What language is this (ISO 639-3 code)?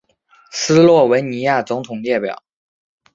zho